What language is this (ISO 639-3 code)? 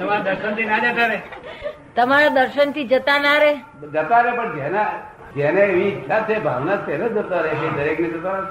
guj